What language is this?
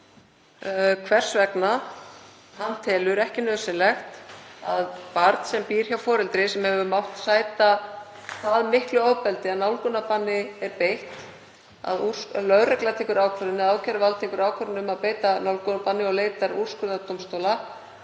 Icelandic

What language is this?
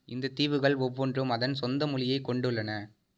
Tamil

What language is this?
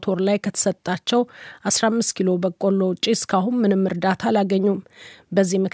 Amharic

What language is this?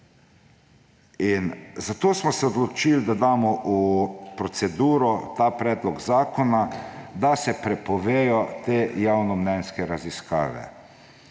Slovenian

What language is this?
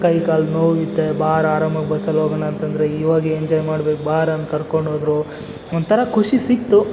Kannada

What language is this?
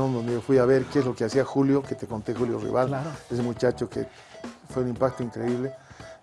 Spanish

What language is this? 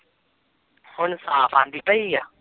Punjabi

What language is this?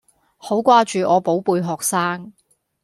Cantonese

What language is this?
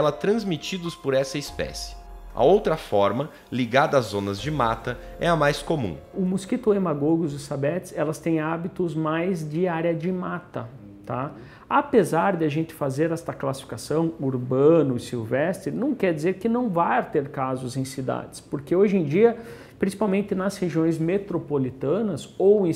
Portuguese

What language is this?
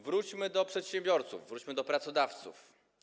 Polish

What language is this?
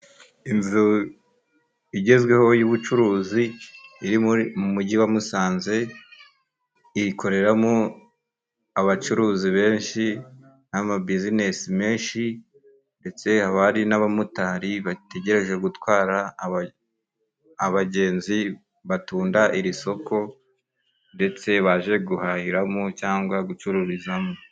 Kinyarwanda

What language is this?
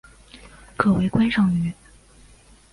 Chinese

